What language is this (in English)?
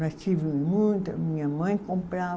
Portuguese